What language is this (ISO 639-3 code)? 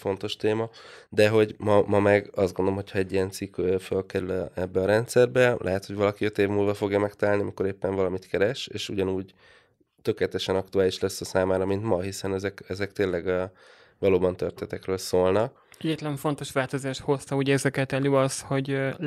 hun